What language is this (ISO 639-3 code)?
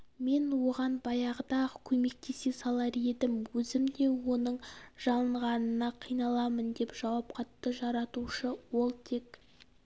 kaz